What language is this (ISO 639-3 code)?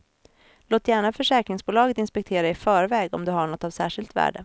swe